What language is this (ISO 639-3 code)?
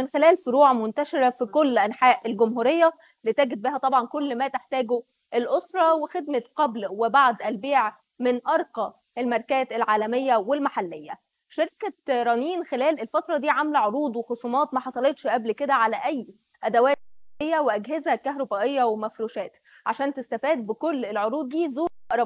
ara